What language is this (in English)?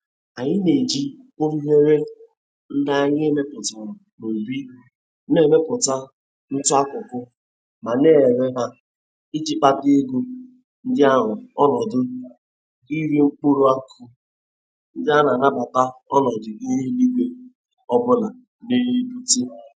Igbo